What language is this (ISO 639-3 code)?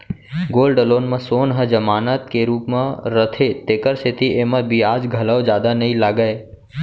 hne